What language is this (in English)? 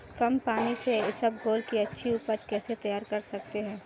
Hindi